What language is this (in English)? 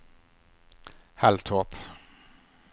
Swedish